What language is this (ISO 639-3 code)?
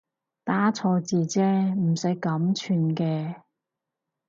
yue